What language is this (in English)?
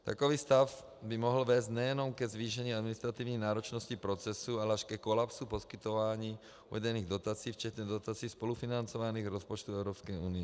Czech